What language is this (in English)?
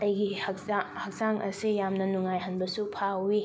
Manipuri